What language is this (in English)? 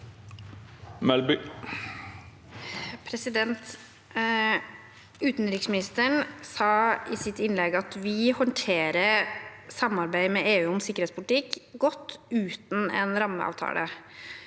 Norwegian